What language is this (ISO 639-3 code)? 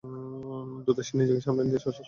ben